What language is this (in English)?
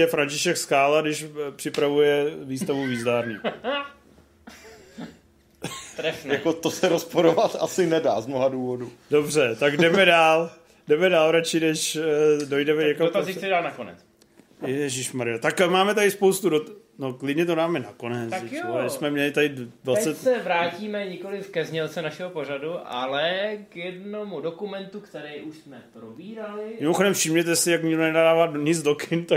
Czech